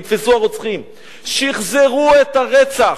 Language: Hebrew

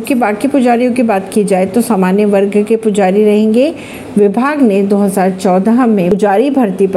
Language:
Hindi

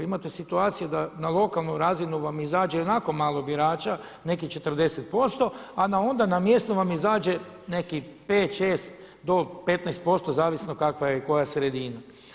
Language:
Croatian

